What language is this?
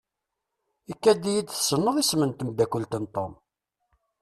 Kabyle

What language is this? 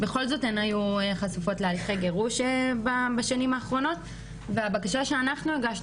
Hebrew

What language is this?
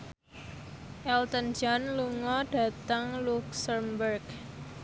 Javanese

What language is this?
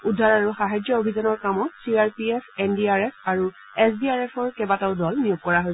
Assamese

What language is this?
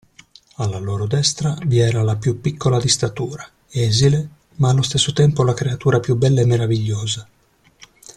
Italian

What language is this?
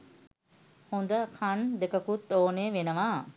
Sinhala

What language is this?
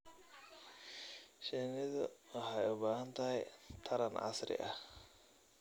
Somali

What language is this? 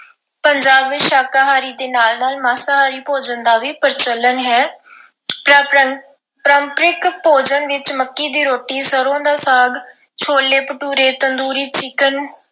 Punjabi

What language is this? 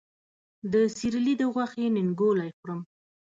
Pashto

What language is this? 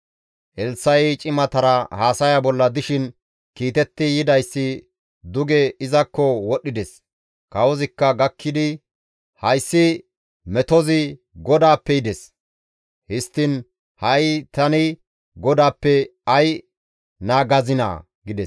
Gamo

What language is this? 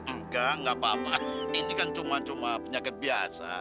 Indonesian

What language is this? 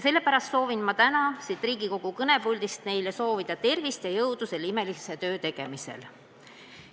Estonian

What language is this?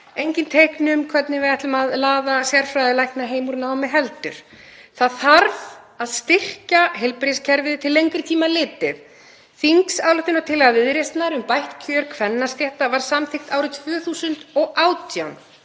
Icelandic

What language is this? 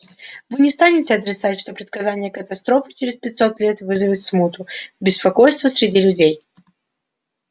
Russian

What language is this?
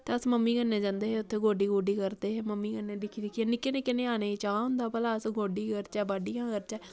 Dogri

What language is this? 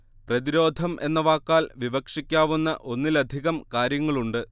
Malayalam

